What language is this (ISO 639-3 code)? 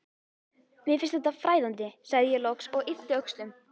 isl